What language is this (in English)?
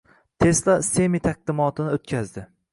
Uzbek